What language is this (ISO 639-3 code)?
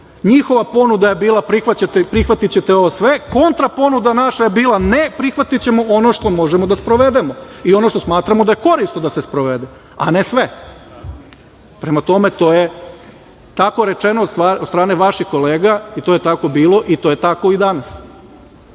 srp